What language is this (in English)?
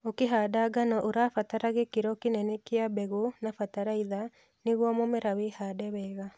Kikuyu